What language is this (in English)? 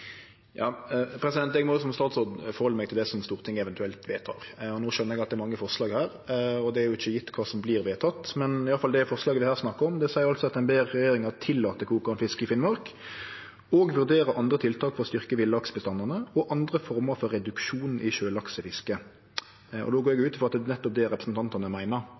Norwegian